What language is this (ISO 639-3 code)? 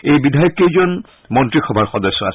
asm